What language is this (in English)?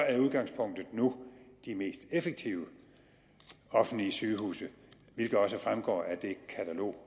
Danish